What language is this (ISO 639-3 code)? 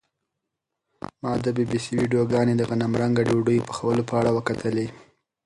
pus